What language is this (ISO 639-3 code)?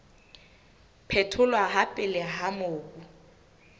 sot